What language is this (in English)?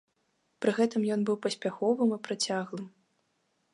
Belarusian